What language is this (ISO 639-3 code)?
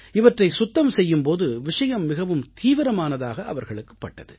tam